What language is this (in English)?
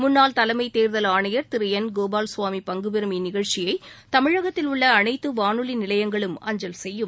Tamil